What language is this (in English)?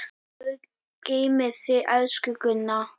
Icelandic